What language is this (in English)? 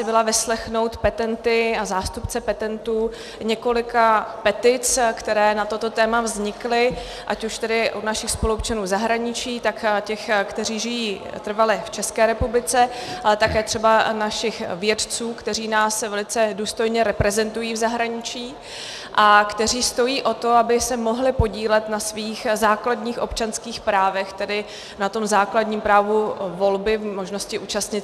Czech